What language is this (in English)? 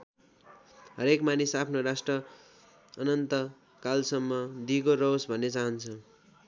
Nepali